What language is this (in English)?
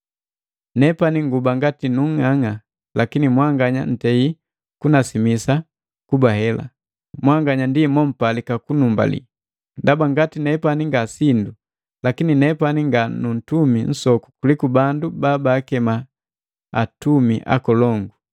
Matengo